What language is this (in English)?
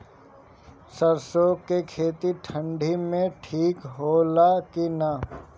Bhojpuri